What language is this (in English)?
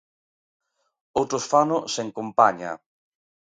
Galician